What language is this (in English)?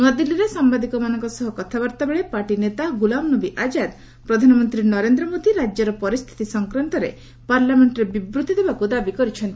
Odia